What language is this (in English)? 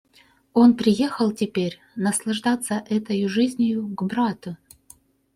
Russian